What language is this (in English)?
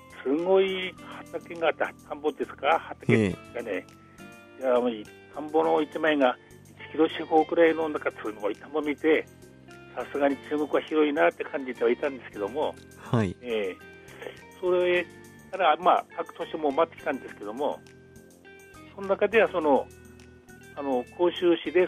Japanese